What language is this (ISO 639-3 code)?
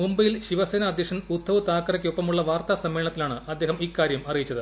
mal